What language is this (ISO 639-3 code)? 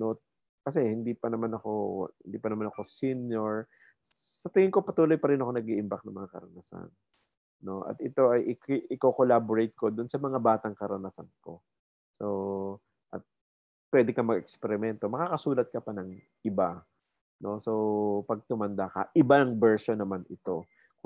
fil